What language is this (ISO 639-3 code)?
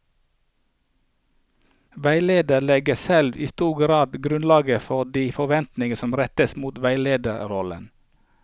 nor